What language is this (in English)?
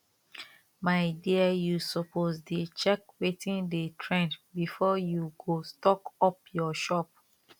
Nigerian Pidgin